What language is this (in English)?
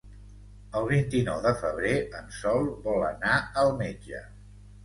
Catalan